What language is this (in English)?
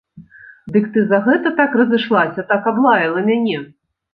Belarusian